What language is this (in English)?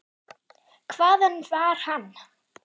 Icelandic